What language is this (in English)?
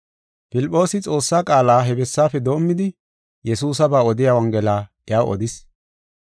Gofa